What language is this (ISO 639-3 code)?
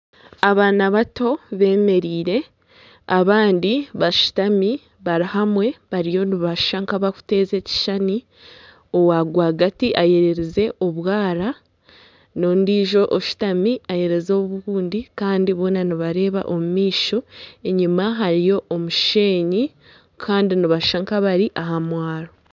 nyn